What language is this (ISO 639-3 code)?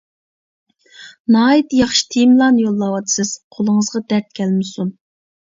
uig